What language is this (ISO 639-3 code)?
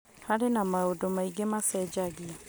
kik